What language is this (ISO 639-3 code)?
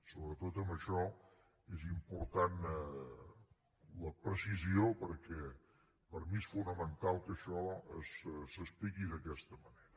cat